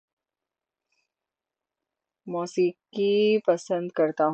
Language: Urdu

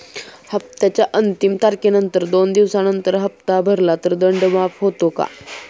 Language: Marathi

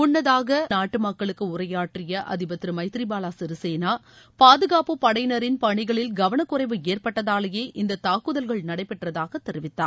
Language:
Tamil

